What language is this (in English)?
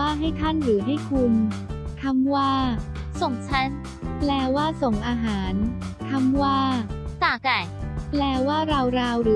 Thai